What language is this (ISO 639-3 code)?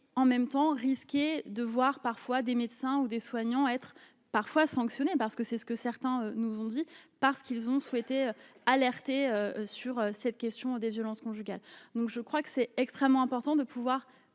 fra